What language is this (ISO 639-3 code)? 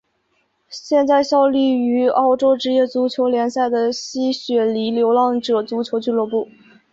zho